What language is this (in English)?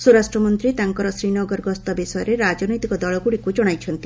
Odia